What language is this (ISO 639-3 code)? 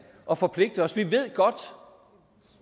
dan